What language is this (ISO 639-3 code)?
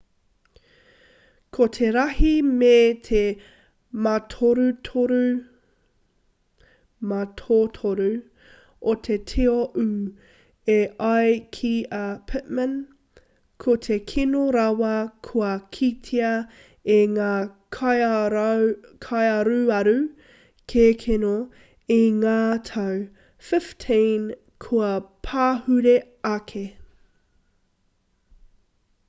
mri